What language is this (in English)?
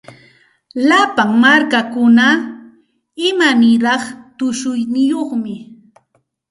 Santa Ana de Tusi Pasco Quechua